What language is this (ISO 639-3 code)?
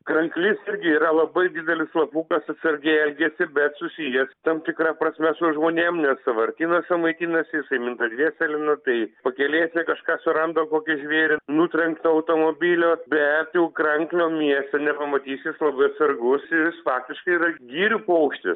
lit